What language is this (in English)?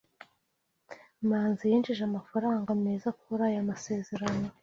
Kinyarwanda